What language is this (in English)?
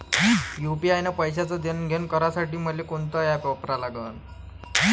Marathi